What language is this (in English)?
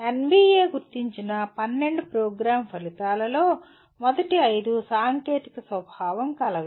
Telugu